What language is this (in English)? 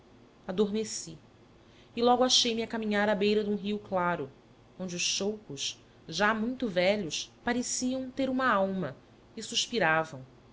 Portuguese